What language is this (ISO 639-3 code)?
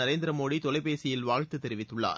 tam